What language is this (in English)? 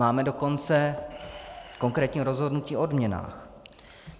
Czech